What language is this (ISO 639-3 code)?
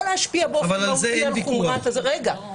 heb